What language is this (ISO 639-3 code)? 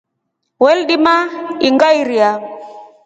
rof